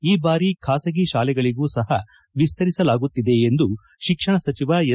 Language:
Kannada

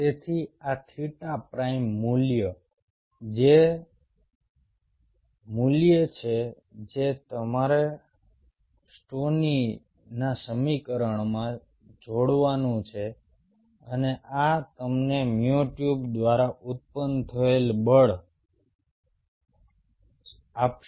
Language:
Gujarati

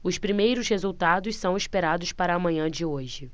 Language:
Portuguese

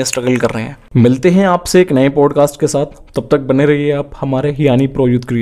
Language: Hindi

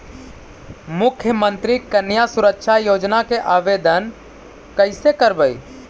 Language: Magahi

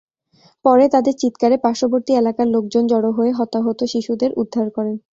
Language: Bangla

